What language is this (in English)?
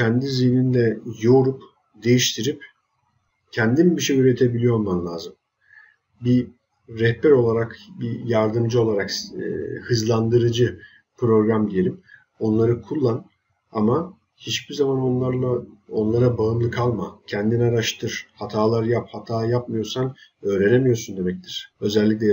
Turkish